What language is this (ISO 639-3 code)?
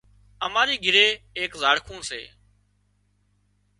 kxp